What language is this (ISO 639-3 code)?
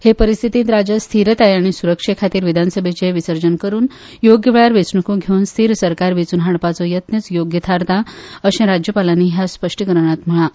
kok